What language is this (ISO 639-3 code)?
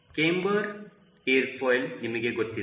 kan